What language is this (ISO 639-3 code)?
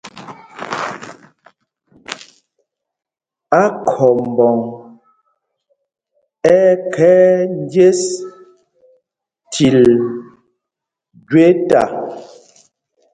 mgg